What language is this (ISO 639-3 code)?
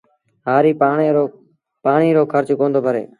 sbn